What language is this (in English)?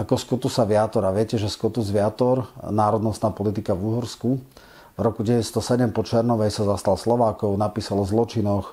Slovak